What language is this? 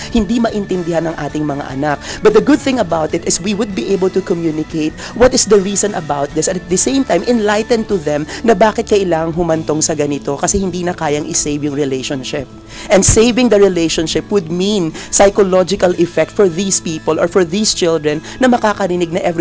Filipino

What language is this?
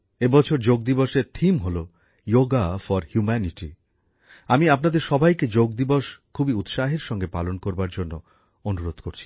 Bangla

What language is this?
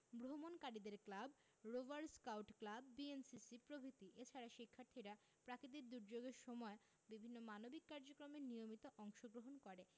Bangla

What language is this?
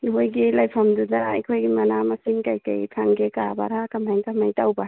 Manipuri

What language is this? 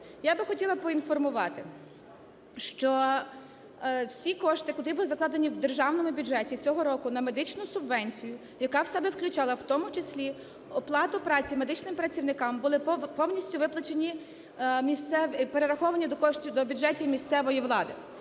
Ukrainian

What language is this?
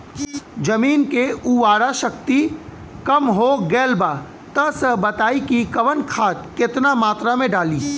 Bhojpuri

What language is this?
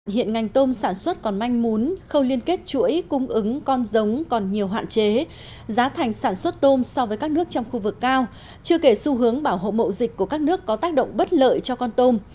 Vietnamese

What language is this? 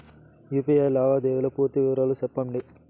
Telugu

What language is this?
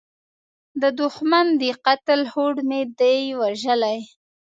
Pashto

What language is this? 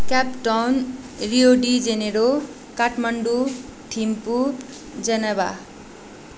Nepali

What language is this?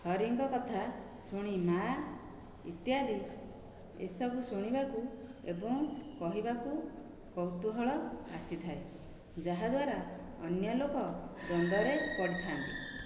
Odia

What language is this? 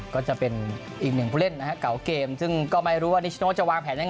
Thai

